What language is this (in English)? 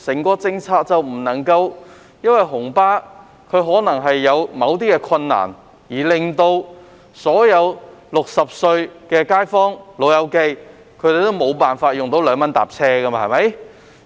Cantonese